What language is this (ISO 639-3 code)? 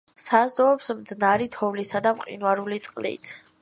kat